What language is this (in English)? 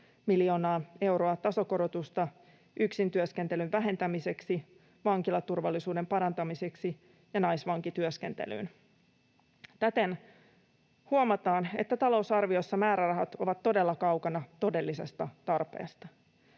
Finnish